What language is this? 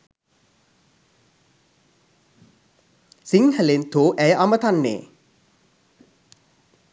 Sinhala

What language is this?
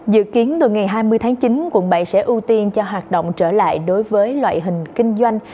Vietnamese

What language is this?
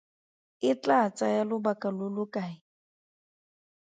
Tswana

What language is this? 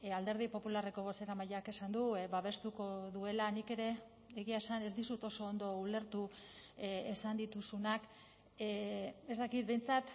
Basque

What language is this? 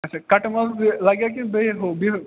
Kashmiri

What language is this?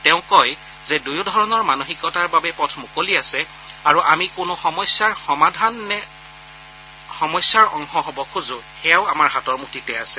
Assamese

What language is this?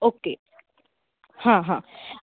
Konkani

